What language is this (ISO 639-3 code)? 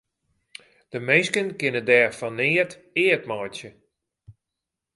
fry